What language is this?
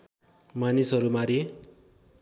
Nepali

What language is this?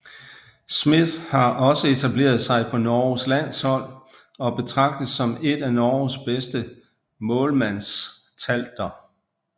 Danish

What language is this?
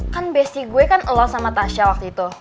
Indonesian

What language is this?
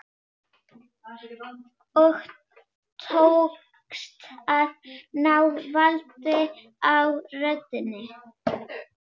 Icelandic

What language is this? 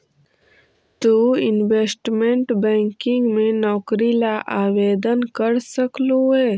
Magahi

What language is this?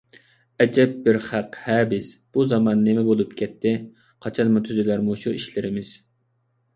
Uyghur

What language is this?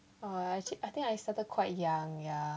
English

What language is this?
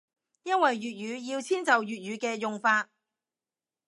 Cantonese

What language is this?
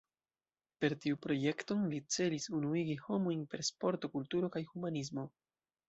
Esperanto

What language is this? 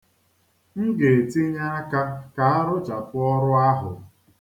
Igbo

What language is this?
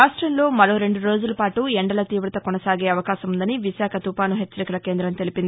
Telugu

